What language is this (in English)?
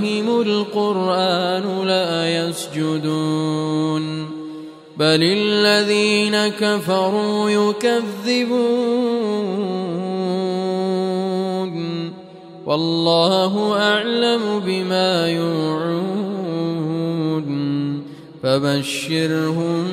Arabic